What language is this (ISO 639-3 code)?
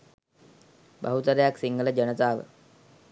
sin